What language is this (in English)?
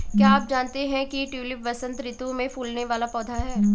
Hindi